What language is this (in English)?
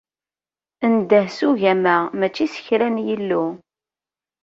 Kabyle